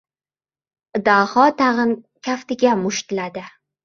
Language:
Uzbek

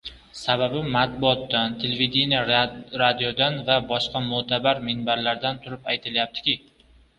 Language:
Uzbek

